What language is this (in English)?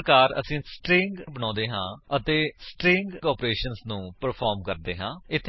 Punjabi